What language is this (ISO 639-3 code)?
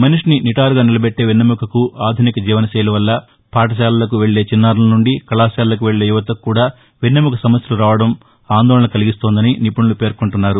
tel